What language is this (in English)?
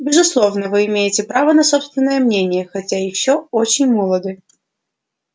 Russian